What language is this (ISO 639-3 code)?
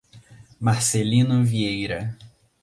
por